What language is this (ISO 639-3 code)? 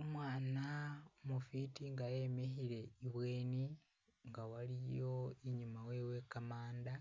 myx